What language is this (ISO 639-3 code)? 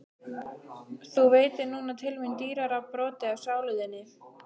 isl